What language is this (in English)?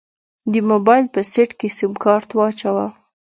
Pashto